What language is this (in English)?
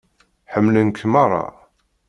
Kabyle